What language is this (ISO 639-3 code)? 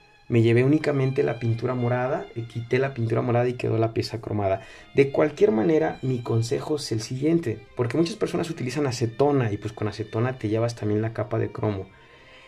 spa